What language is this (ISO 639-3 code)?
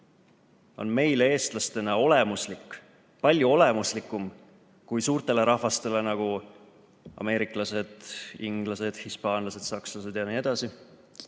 est